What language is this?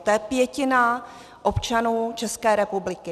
Czech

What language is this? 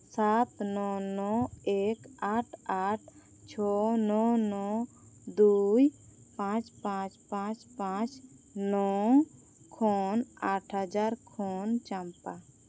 Santali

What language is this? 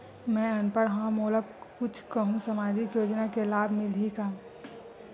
Chhattisgarhi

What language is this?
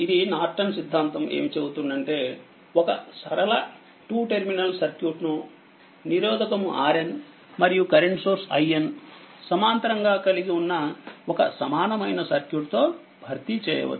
Telugu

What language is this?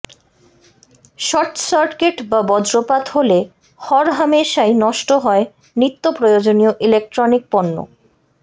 Bangla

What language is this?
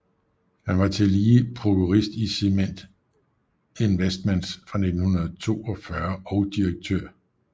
Danish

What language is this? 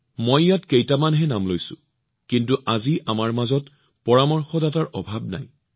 Assamese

